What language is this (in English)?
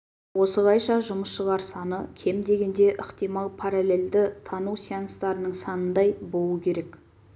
Kazakh